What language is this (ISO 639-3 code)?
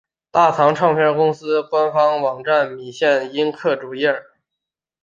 zho